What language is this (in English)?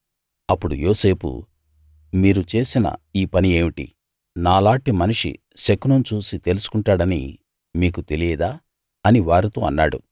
Telugu